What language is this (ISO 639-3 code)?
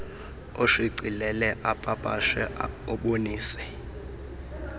xho